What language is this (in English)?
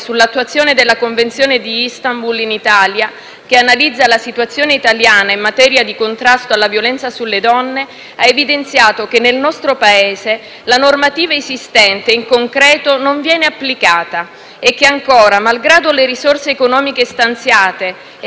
Italian